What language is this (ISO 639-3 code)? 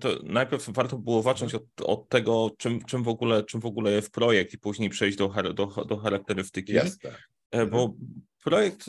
pol